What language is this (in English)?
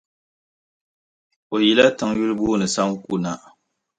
Dagbani